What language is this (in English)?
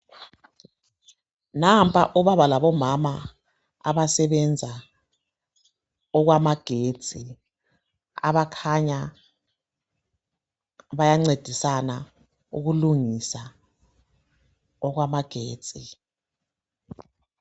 North Ndebele